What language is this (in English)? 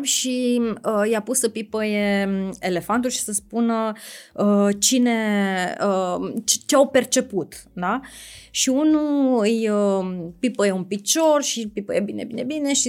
Romanian